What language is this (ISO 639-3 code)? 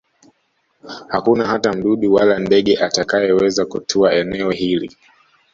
swa